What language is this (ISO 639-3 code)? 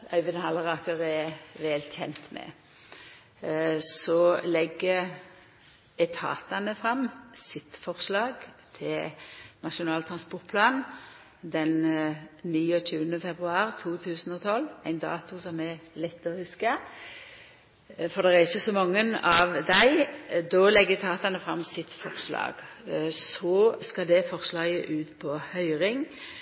nno